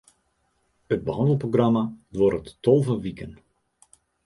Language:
Western Frisian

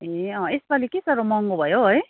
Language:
Nepali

